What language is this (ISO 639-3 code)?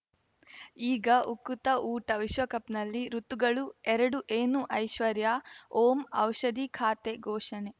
kan